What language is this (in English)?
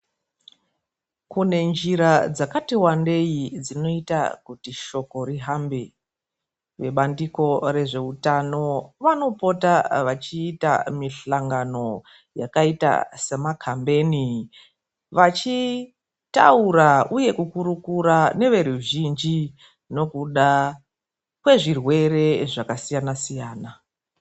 Ndau